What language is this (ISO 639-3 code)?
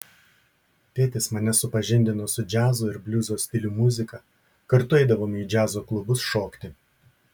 lit